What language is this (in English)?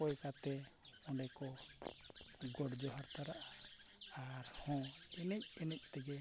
Santali